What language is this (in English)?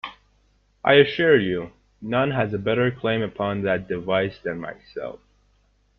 English